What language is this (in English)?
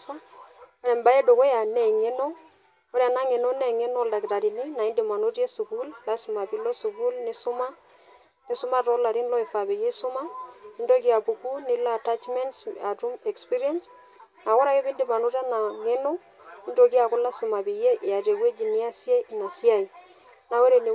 Masai